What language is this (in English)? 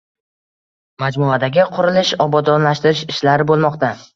Uzbek